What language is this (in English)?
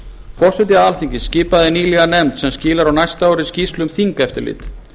Icelandic